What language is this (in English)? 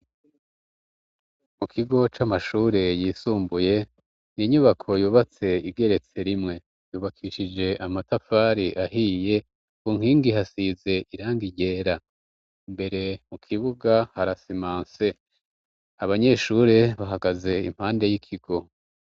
Rundi